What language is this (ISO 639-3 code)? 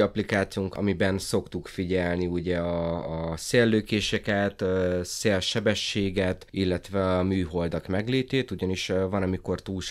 hun